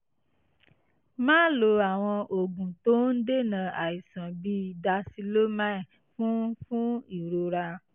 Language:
Yoruba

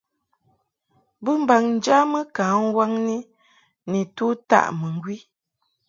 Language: Mungaka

